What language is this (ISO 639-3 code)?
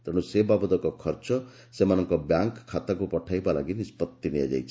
ori